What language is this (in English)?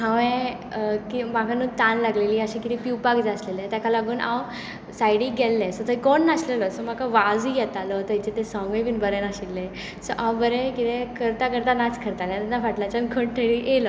Konkani